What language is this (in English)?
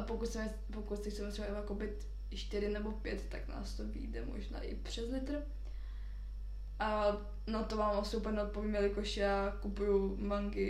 Czech